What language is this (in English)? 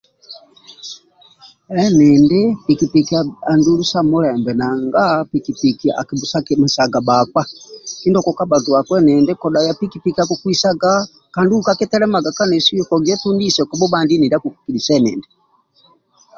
Amba (Uganda)